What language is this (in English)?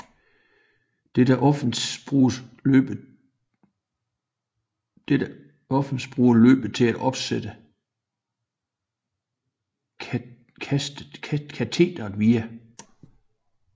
Danish